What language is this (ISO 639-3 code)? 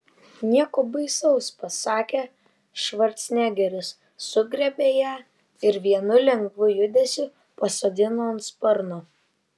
lit